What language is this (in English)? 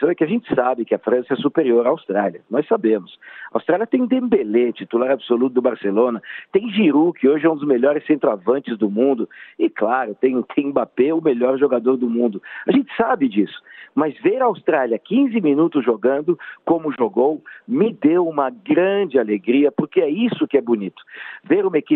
Portuguese